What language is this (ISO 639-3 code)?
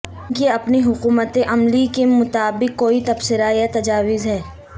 urd